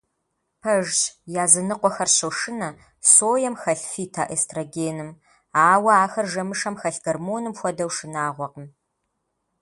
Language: Kabardian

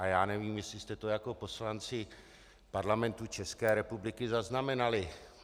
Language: Czech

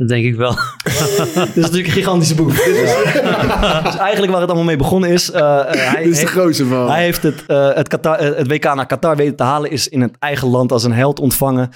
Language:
Dutch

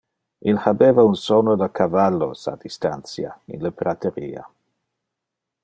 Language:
Interlingua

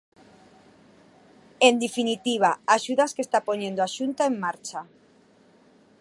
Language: Galician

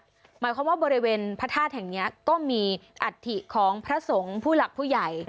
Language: Thai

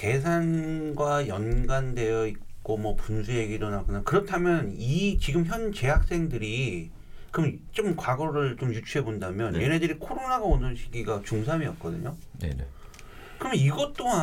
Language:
Korean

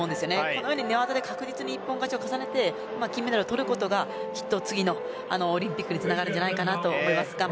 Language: Japanese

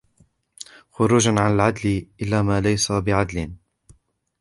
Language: Arabic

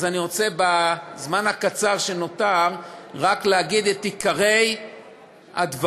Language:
Hebrew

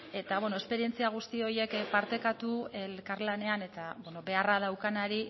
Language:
Basque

